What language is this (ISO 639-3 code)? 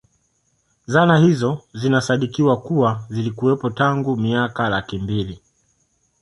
swa